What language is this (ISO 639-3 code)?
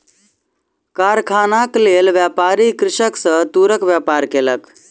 mai